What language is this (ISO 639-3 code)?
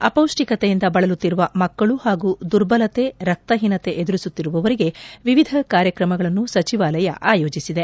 kan